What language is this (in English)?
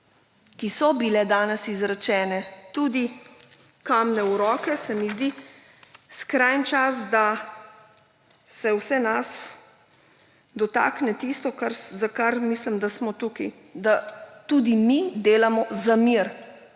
Slovenian